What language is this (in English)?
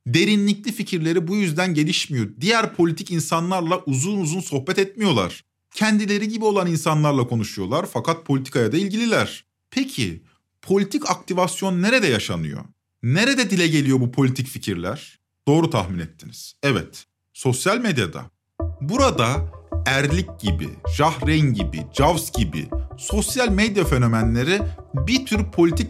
Turkish